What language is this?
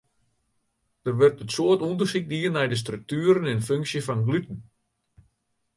Western Frisian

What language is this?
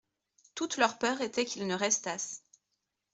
French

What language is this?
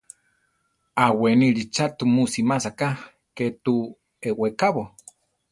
Central Tarahumara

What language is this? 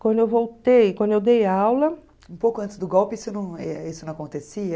Portuguese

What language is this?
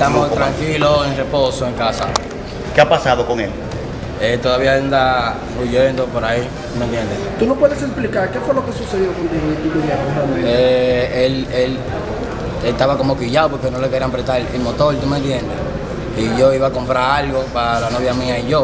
Spanish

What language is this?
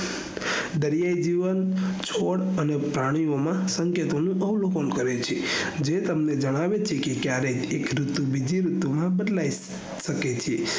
Gujarati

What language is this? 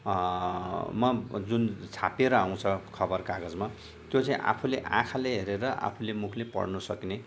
Nepali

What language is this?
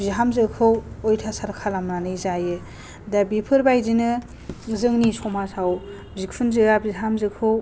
Bodo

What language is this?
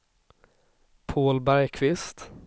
Swedish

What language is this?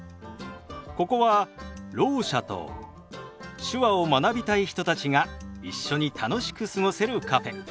Japanese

